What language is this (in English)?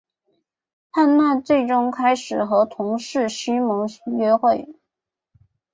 Chinese